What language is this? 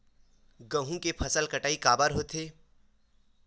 Chhattisgarhi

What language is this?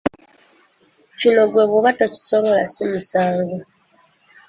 Ganda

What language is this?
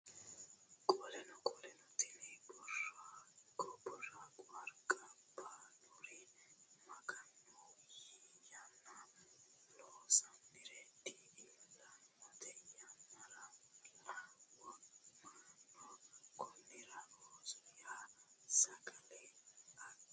Sidamo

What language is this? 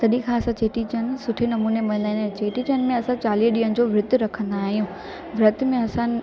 Sindhi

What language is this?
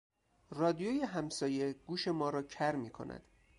Persian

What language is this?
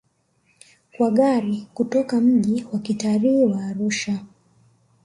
Swahili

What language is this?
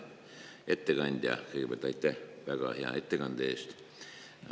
Estonian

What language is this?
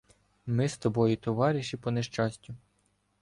Ukrainian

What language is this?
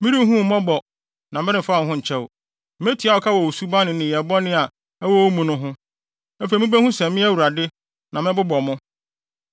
Akan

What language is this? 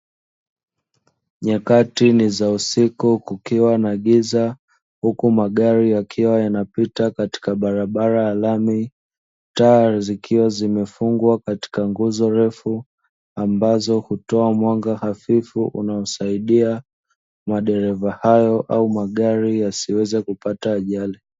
Swahili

